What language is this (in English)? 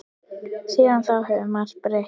Icelandic